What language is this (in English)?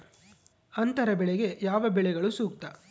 Kannada